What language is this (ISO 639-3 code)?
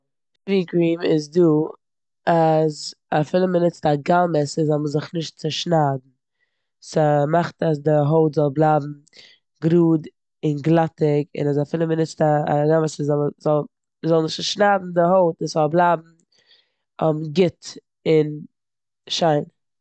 yid